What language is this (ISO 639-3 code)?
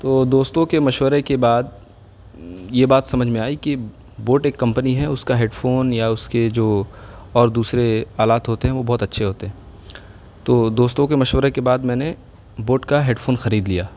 urd